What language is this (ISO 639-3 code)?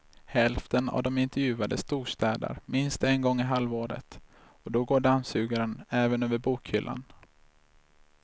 swe